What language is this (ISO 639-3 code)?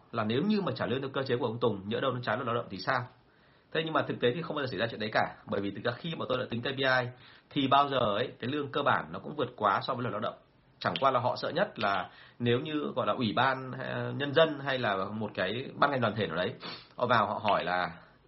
vie